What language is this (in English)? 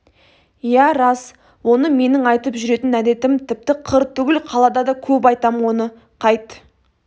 Kazakh